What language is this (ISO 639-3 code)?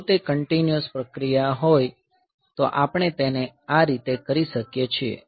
guj